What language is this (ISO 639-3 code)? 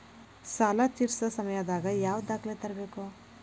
kan